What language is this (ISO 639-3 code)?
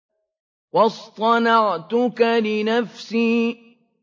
ara